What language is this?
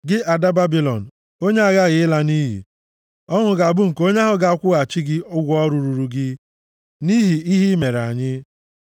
Igbo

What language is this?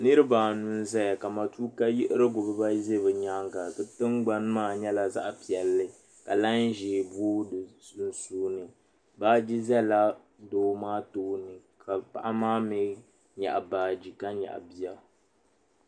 Dagbani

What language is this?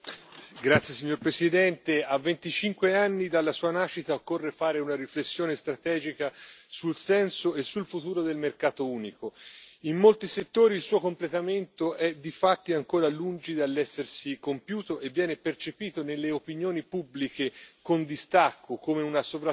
Italian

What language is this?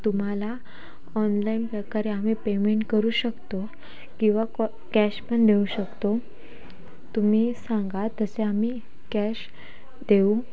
Marathi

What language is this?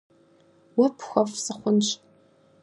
Kabardian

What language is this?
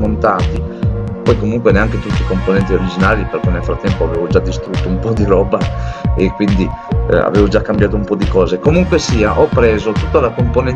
Italian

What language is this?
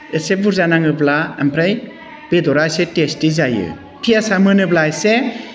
Bodo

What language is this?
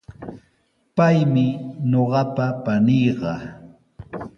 Sihuas Ancash Quechua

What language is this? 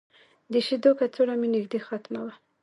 Pashto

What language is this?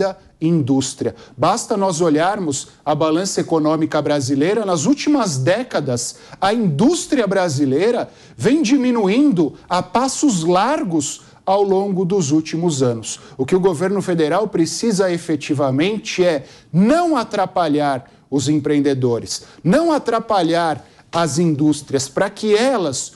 Portuguese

